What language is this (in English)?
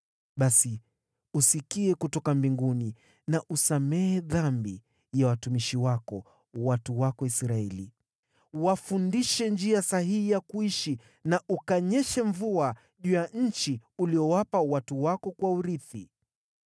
Swahili